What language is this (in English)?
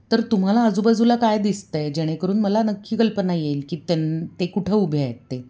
Marathi